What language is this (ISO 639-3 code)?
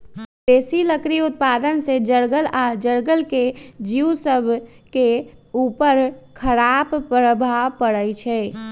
mag